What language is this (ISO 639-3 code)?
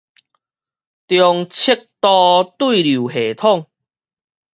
nan